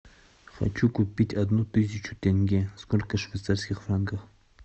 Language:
Russian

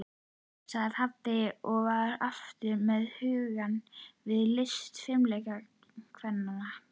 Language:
Icelandic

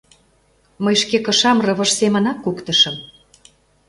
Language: Mari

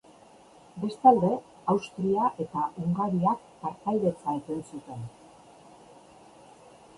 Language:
Basque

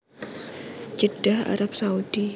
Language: Javanese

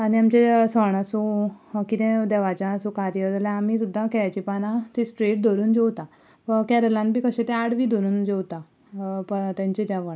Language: Konkani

